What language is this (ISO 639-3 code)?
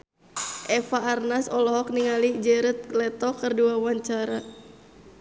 sun